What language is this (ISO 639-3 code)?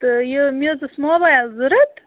kas